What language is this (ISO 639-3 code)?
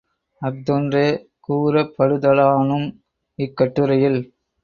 tam